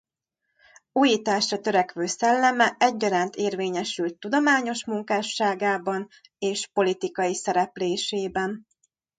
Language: Hungarian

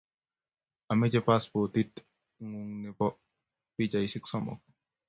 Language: Kalenjin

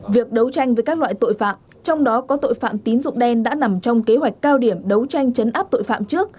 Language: Vietnamese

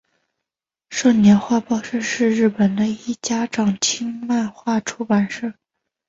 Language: Chinese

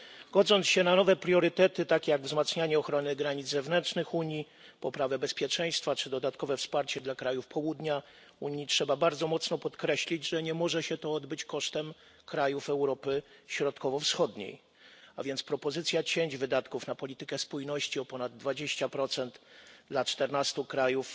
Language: Polish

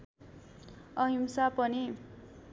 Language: Nepali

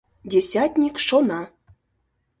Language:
Mari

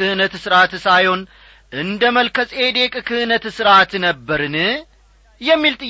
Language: Amharic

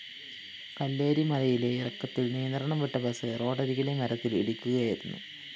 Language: Malayalam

